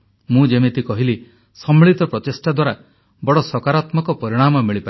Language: Odia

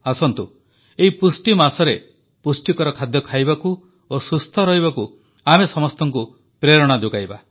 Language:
Odia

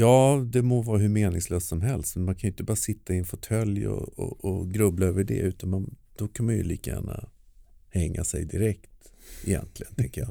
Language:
Swedish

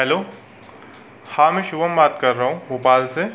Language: Hindi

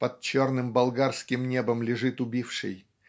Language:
Russian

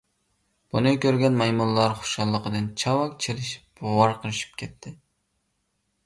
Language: Uyghur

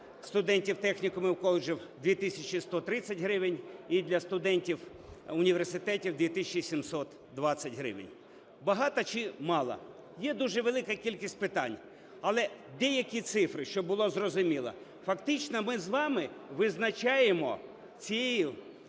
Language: Ukrainian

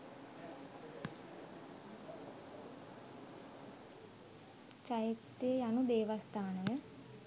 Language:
Sinhala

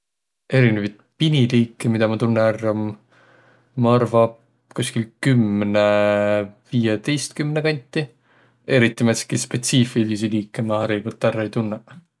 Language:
Võro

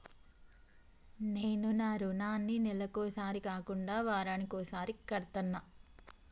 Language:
Telugu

